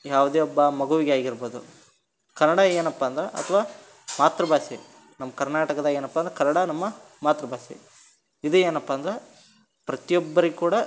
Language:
Kannada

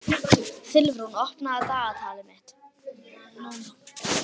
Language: Icelandic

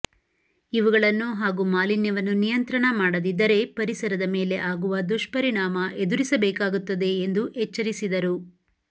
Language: Kannada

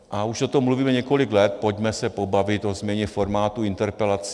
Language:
Czech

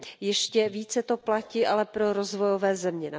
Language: Czech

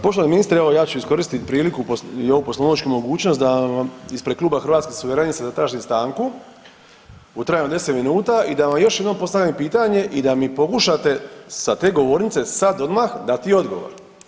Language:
Croatian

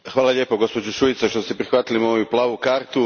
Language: Croatian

